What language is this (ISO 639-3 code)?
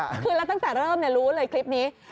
tha